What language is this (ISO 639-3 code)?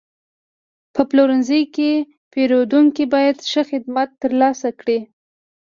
pus